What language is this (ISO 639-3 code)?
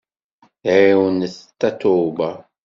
kab